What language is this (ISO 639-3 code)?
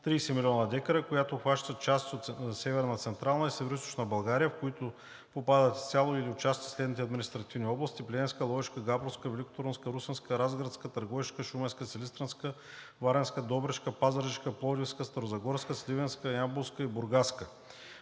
bul